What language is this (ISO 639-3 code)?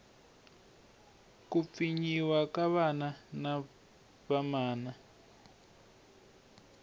tso